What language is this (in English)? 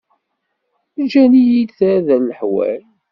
Kabyle